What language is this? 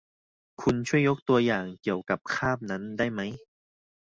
Thai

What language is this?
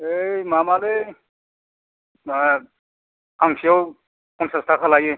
Bodo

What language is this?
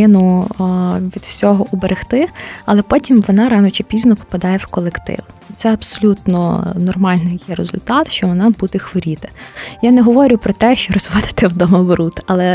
Ukrainian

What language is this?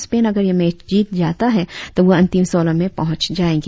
Hindi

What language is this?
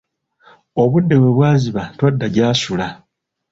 Ganda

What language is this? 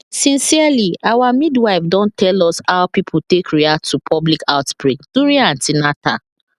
Nigerian Pidgin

